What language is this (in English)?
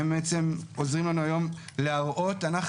Hebrew